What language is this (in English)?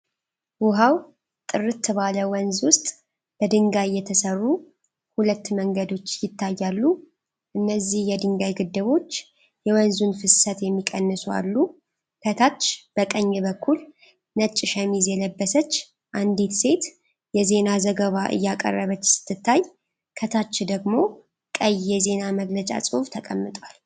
Amharic